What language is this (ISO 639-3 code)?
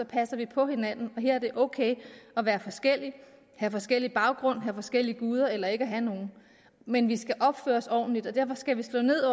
dan